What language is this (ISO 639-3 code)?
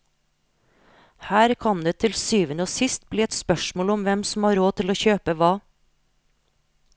nor